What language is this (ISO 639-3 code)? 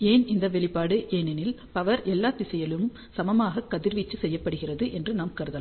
tam